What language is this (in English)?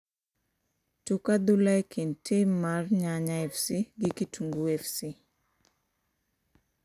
Luo (Kenya and Tanzania)